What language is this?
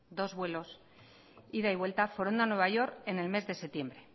Spanish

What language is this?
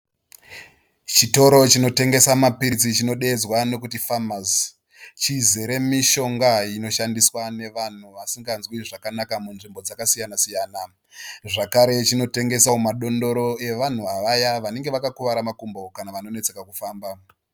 Shona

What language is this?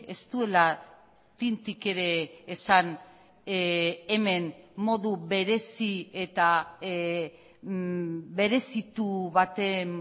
Basque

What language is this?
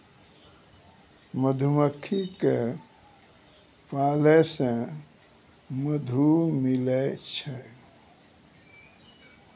Maithili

